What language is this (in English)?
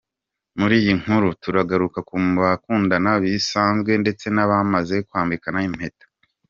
Kinyarwanda